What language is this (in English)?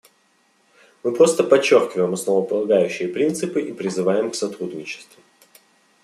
Russian